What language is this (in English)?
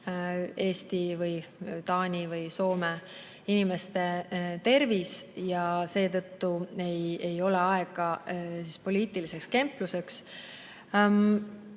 Estonian